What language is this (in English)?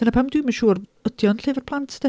Welsh